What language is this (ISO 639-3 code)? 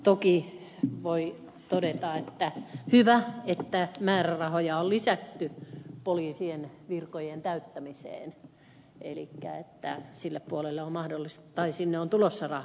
fin